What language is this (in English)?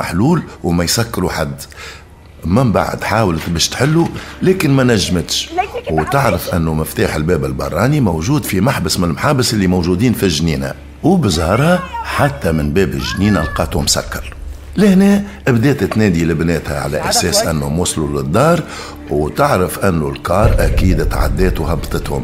Arabic